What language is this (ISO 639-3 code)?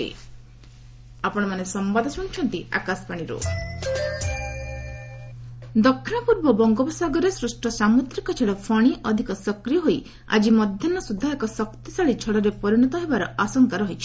ori